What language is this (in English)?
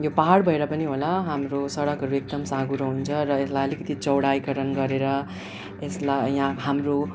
Nepali